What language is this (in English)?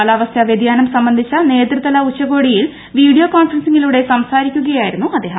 Malayalam